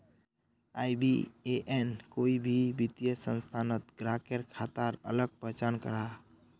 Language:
Magahi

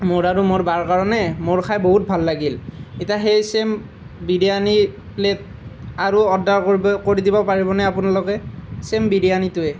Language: Assamese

